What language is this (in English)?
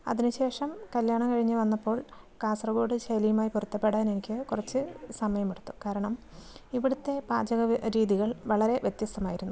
Malayalam